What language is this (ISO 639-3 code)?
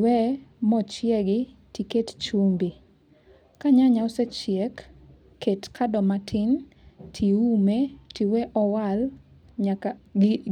luo